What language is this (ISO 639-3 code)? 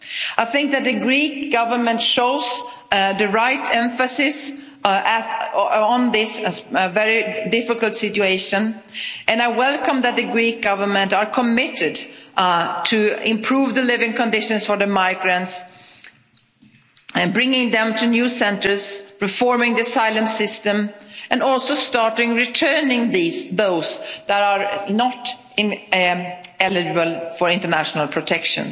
eng